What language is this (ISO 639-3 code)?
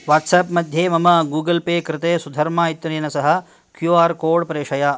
san